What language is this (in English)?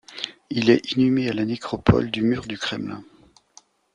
French